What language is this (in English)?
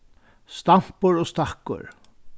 Faroese